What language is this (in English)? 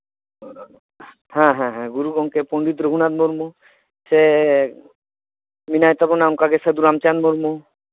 Santali